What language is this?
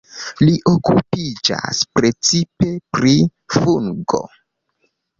Esperanto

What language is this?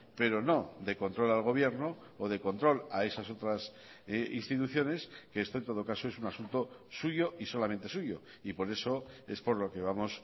Spanish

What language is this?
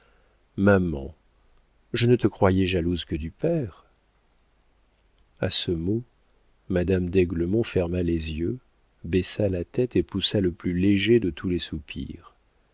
French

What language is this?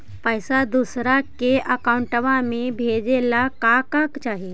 Magahi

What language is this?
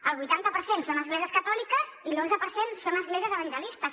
Catalan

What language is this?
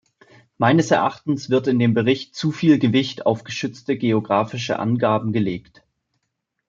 German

